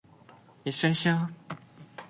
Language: Japanese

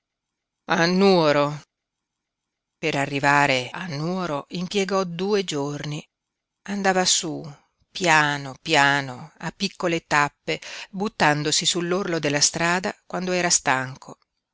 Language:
Italian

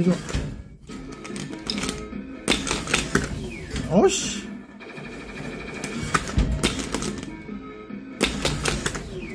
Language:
Korean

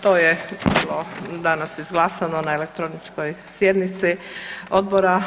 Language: Croatian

